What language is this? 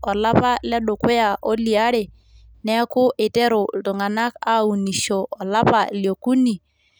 Masai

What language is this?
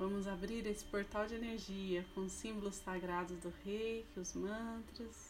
Portuguese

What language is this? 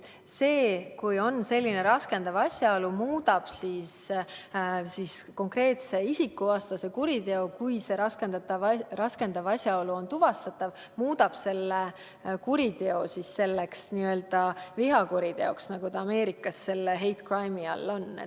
Estonian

